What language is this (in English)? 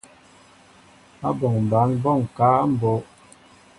Mbo (Cameroon)